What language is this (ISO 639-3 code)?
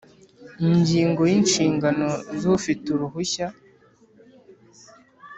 kin